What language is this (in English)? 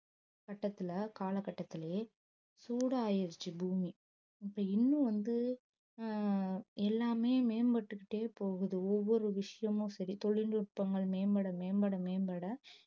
Tamil